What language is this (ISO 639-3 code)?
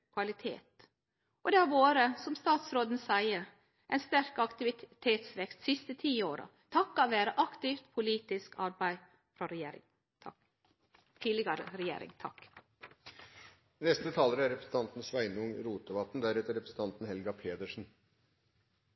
nno